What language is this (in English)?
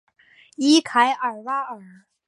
Chinese